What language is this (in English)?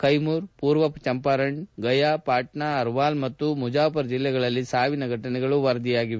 Kannada